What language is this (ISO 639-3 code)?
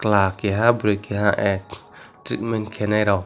trp